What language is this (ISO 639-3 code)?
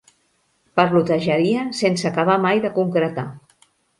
cat